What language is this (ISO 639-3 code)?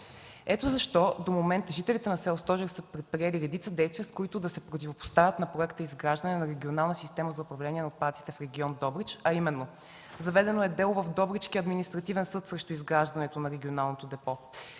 bul